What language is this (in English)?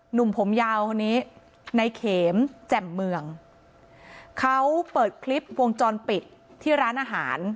Thai